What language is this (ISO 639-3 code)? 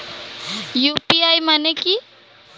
ben